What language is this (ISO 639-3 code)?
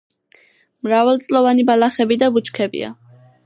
kat